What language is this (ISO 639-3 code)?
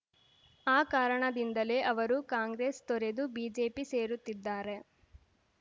kan